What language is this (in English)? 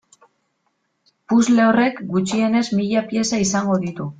Basque